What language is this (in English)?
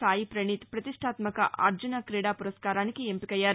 Telugu